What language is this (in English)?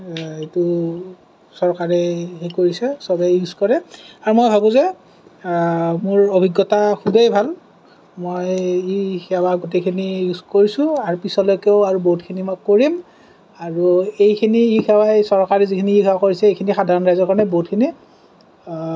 Assamese